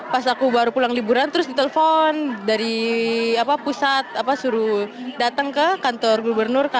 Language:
Indonesian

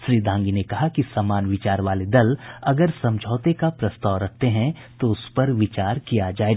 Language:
Hindi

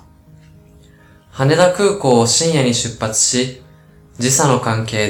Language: Japanese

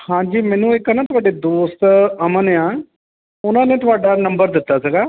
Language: Punjabi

